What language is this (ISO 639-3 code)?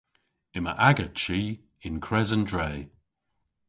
cor